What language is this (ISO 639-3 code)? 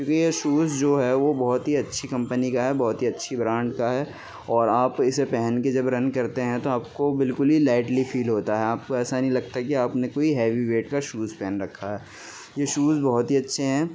urd